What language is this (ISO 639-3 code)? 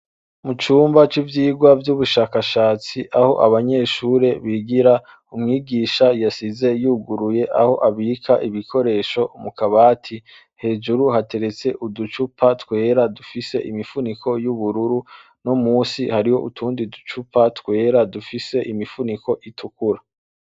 run